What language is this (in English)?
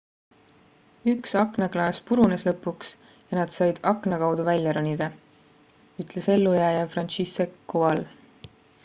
Estonian